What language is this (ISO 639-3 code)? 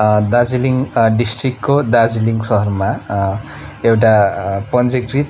nep